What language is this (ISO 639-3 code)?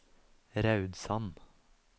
nor